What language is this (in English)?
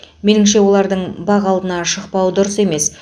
Kazakh